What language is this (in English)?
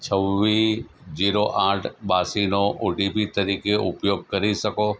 Gujarati